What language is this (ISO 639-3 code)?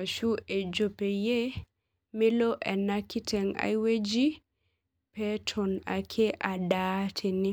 mas